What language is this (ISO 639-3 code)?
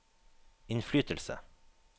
nor